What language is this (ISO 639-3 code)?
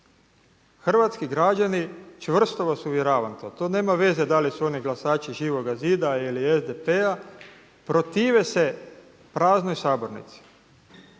hrv